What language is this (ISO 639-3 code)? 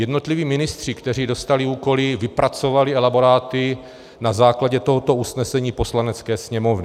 ces